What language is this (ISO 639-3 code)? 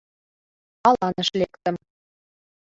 chm